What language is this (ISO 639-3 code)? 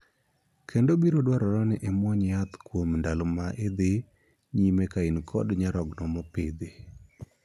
luo